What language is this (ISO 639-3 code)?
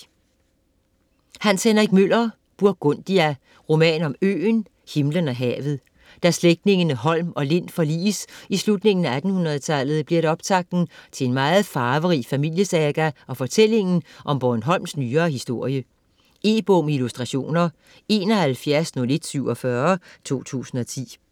dan